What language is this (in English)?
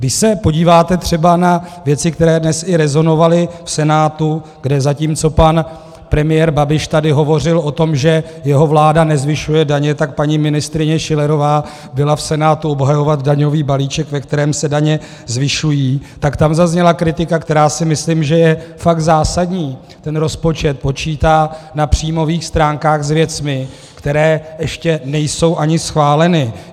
Czech